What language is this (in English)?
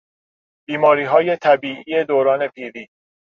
Persian